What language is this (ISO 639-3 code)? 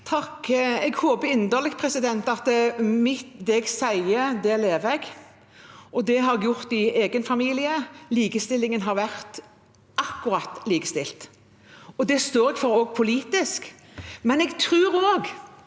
nor